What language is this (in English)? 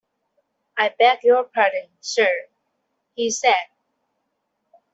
English